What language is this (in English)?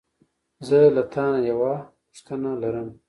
Pashto